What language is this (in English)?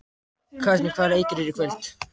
Icelandic